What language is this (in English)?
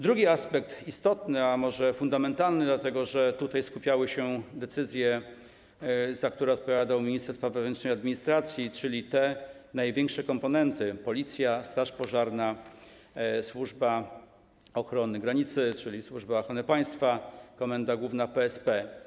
Polish